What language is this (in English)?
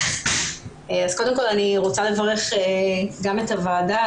Hebrew